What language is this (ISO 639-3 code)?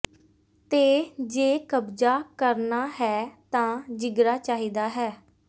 pan